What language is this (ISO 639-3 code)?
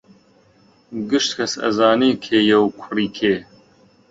ckb